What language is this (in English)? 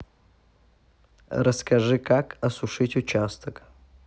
Russian